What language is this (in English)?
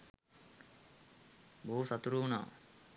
Sinhala